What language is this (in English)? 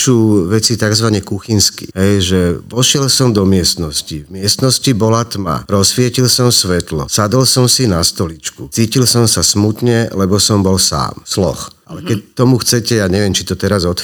Slovak